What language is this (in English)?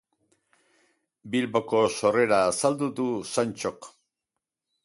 Basque